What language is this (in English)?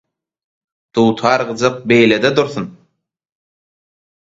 Turkmen